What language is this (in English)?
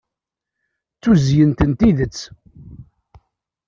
Kabyle